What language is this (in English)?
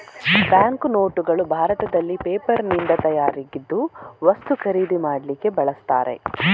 Kannada